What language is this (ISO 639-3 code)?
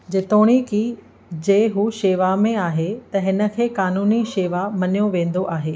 snd